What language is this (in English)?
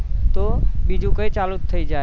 Gujarati